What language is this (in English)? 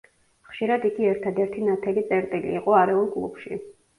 Georgian